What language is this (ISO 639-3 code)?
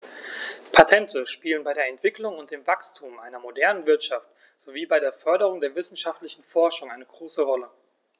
deu